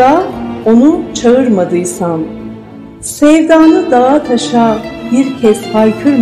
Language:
Turkish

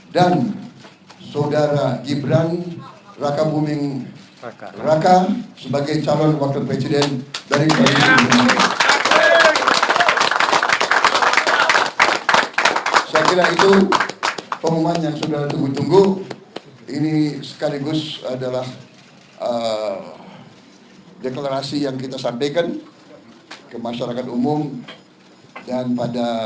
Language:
Indonesian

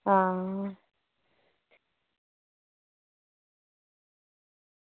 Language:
Dogri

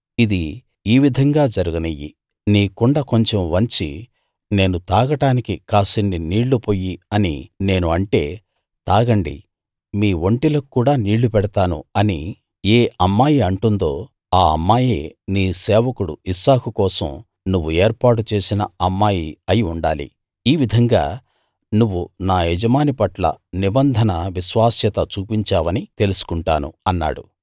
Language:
Telugu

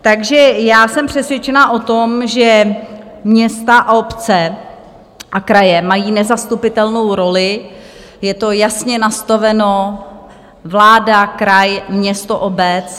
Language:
Czech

